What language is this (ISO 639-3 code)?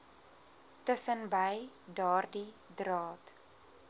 afr